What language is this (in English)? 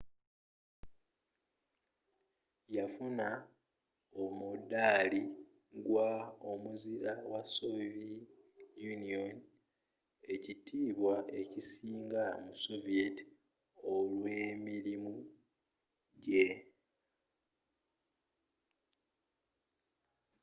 Ganda